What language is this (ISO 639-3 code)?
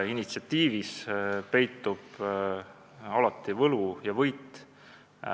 est